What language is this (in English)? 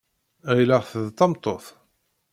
Kabyle